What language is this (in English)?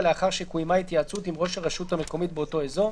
Hebrew